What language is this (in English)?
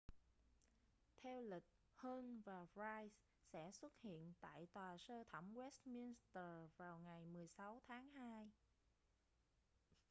Vietnamese